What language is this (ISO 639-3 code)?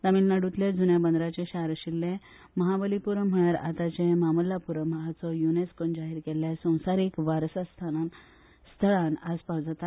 kok